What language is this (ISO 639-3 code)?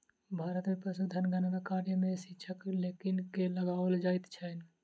mai